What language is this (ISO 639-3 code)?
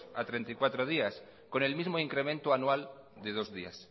spa